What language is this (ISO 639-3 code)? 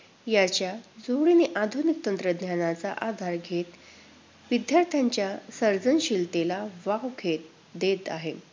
mar